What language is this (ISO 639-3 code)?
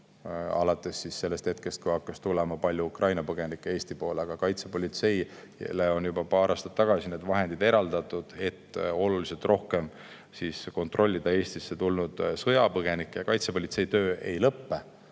est